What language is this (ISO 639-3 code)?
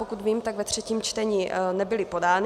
ces